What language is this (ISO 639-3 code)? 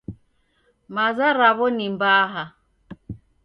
dav